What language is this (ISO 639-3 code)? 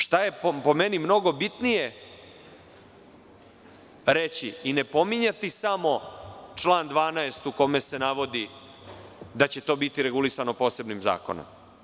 srp